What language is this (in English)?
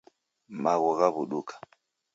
Taita